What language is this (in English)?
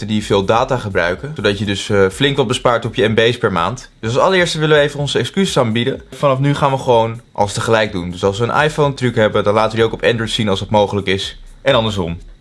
Dutch